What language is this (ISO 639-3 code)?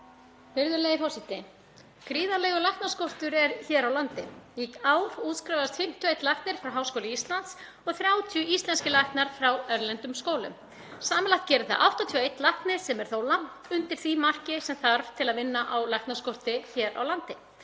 isl